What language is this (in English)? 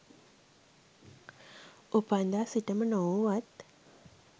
Sinhala